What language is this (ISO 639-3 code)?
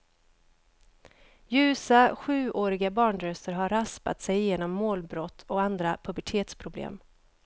swe